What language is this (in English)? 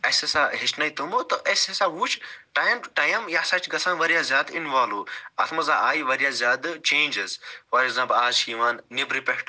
Kashmiri